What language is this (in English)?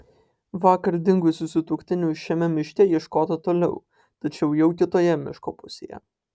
Lithuanian